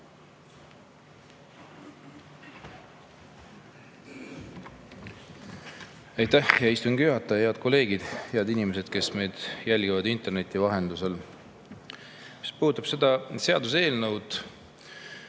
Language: Estonian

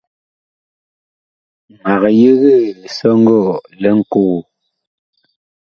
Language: Bakoko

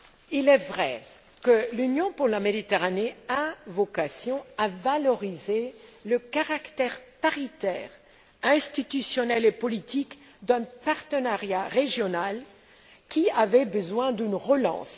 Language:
French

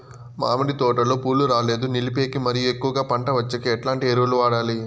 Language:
Telugu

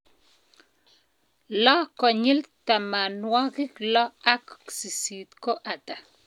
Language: Kalenjin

